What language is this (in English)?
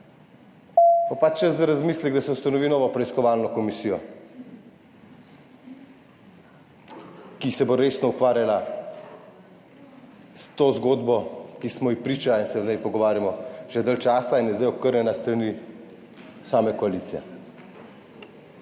Slovenian